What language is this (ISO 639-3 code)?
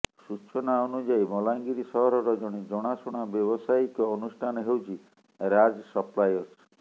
ori